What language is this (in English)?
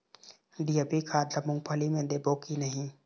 Chhattisgarhi